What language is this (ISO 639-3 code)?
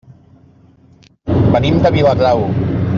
cat